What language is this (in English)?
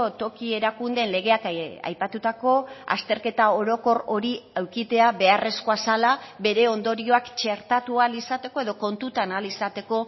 Basque